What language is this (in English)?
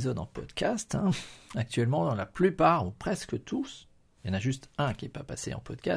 French